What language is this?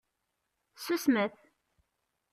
Kabyle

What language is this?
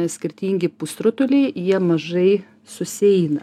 Lithuanian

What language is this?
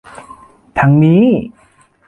Thai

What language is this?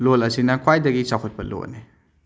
Manipuri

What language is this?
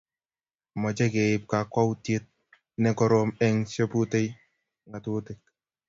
Kalenjin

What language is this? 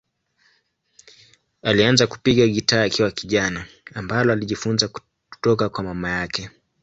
Swahili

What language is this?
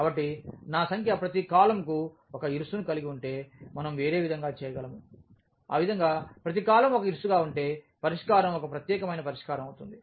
Telugu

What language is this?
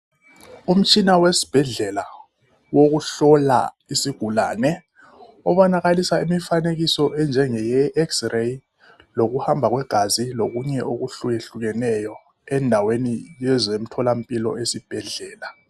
North Ndebele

